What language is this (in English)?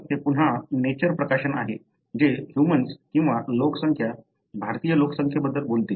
Marathi